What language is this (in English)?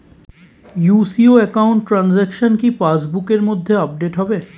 Bangla